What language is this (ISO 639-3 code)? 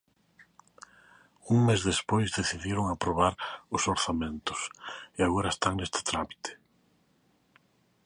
glg